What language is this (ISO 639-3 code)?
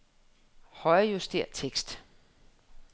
dan